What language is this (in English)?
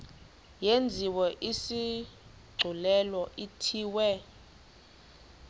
Xhosa